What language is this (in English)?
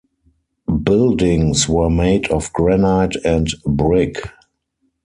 English